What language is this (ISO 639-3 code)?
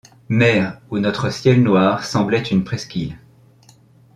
fra